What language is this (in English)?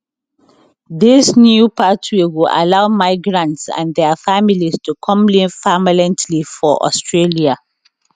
Nigerian Pidgin